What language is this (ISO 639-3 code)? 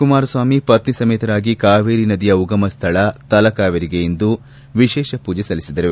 kan